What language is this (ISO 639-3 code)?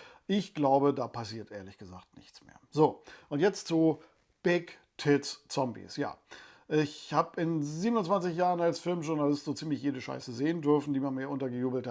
deu